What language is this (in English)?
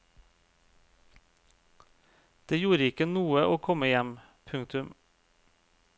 Norwegian